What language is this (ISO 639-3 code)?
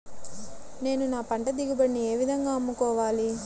tel